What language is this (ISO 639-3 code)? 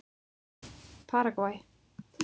isl